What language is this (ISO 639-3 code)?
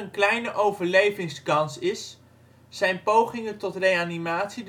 nld